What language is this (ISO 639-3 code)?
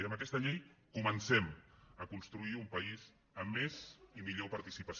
cat